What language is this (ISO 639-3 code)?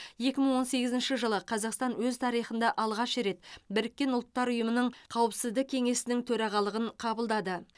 kaz